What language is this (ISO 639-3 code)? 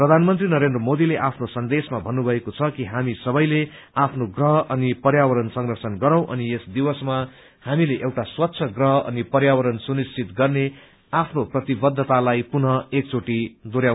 nep